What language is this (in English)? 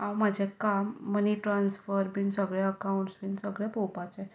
Konkani